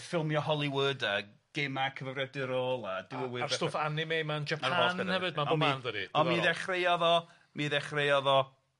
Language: Welsh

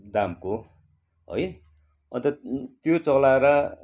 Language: Nepali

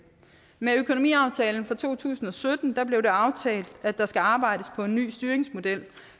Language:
Danish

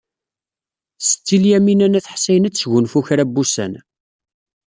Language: Kabyle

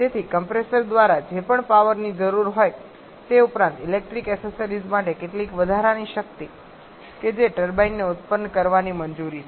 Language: Gujarati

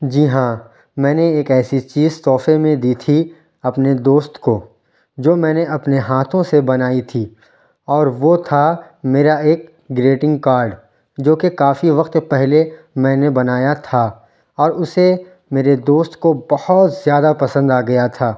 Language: Urdu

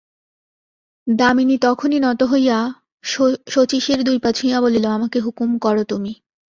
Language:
Bangla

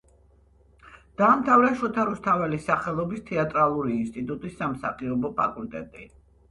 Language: Georgian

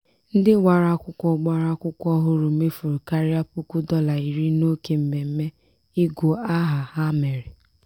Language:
Igbo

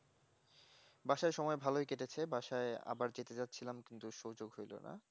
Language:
Bangla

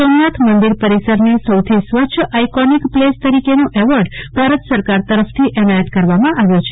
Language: Gujarati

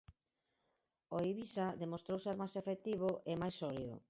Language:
Galician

